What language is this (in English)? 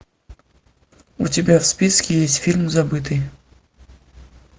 Russian